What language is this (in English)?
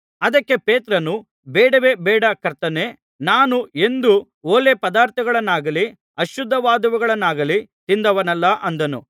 Kannada